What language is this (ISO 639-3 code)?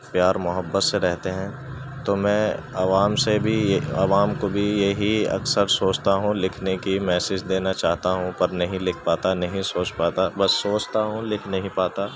urd